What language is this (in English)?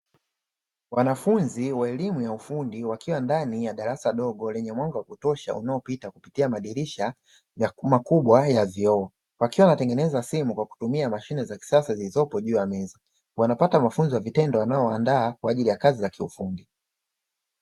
Swahili